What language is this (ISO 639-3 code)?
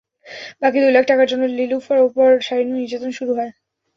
ben